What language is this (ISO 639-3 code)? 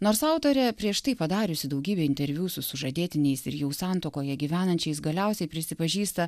lit